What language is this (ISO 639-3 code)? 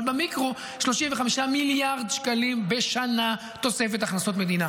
heb